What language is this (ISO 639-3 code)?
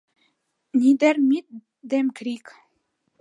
chm